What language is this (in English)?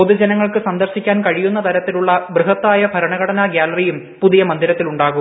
Malayalam